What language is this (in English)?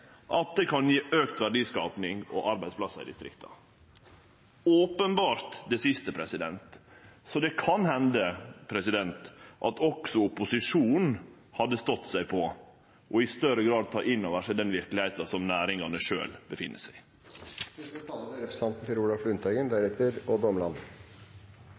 Norwegian Nynorsk